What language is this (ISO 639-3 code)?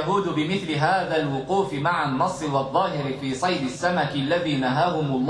ara